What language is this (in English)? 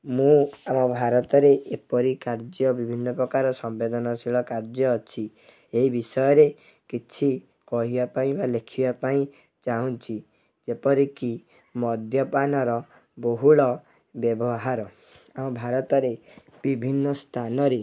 Odia